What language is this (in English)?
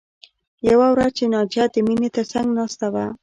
Pashto